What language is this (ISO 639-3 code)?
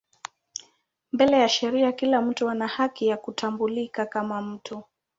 swa